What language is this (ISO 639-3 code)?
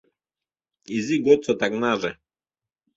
chm